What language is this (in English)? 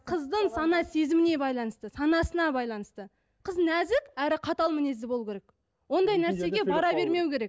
Kazakh